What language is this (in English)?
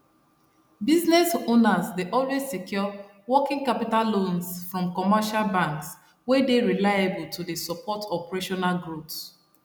Nigerian Pidgin